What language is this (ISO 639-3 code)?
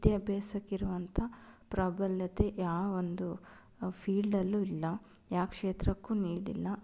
kan